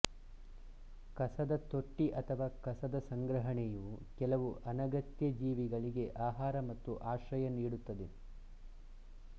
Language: Kannada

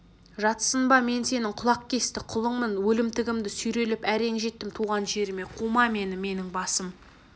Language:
Kazakh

